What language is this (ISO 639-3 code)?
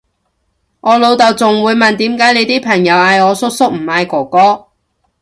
yue